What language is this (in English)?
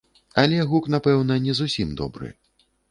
Belarusian